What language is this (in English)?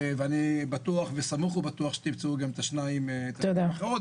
Hebrew